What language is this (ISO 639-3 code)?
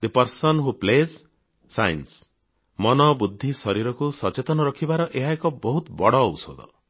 ori